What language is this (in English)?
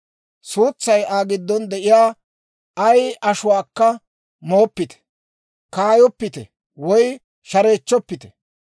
Dawro